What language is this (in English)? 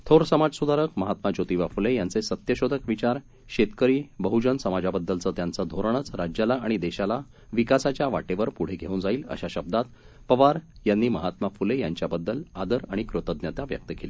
Marathi